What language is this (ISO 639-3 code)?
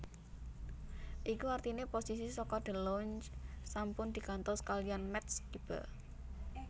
jav